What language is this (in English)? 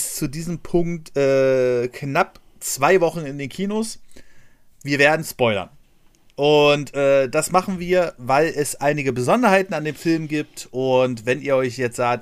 German